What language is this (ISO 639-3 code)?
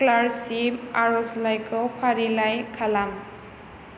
brx